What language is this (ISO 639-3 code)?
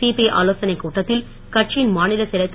tam